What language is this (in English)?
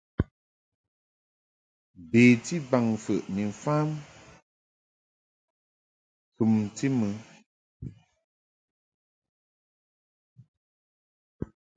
Mungaka